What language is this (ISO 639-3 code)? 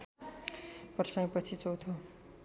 nep